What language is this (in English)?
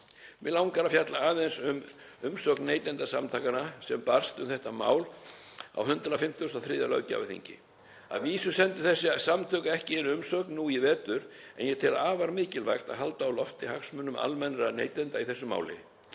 Icelandic